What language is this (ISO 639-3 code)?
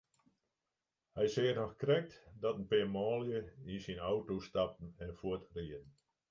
fry